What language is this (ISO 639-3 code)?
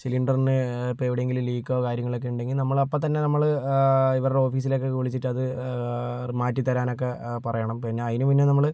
mal